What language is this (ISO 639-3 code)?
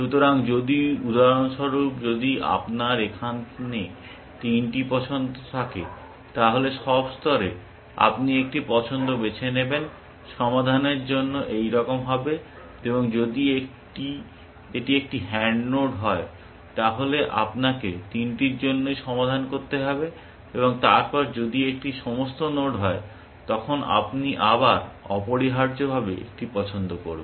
ben